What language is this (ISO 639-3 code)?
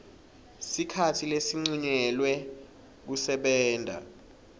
ssw